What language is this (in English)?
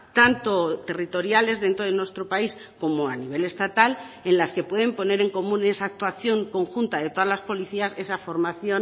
Spanish